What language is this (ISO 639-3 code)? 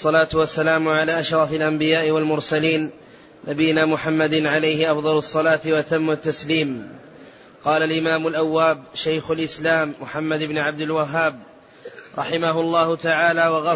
ara